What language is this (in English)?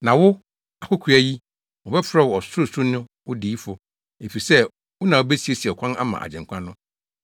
Akan